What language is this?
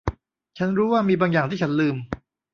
Thai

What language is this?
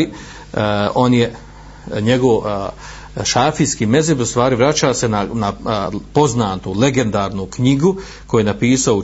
Croatian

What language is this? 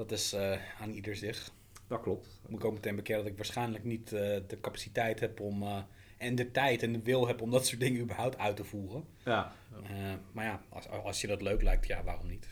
Dutch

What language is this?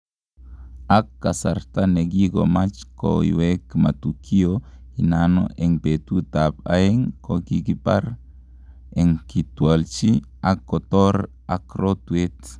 Kalenjin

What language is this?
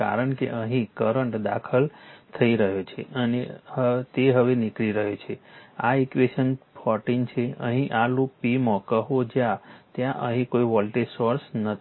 Gujarati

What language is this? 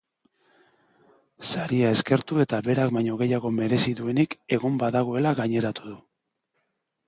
Basque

